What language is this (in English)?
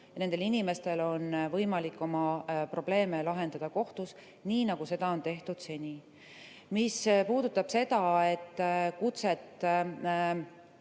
Estonian